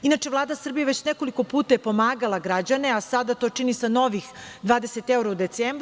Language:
Serbian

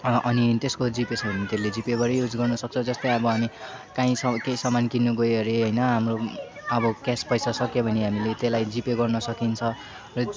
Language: Nepali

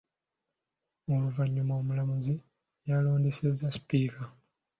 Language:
Ganda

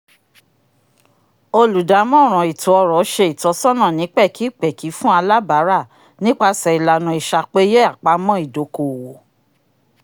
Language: Yoruba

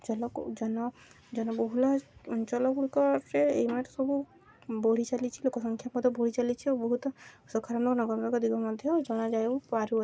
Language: Odia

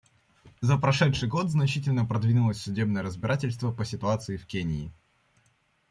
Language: Russian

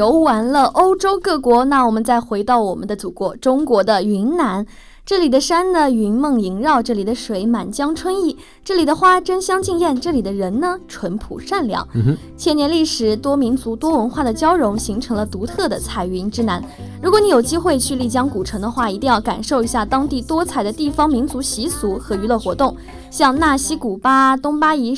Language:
Chinese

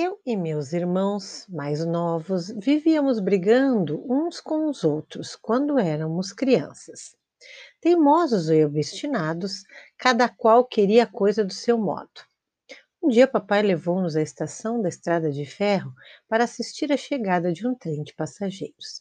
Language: Portuguese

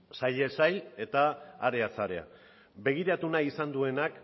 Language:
Basque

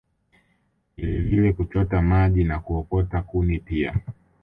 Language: Swahili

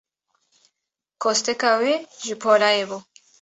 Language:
Kurdish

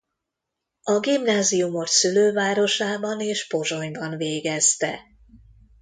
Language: Hungarian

